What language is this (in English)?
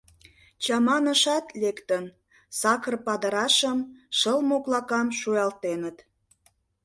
Mari